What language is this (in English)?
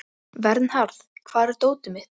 Icelandic